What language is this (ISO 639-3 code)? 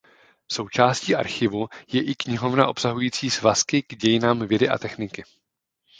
ces